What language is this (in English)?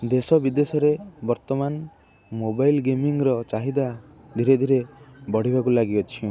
Odia